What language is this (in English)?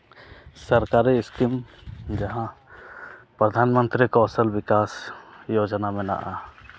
Santali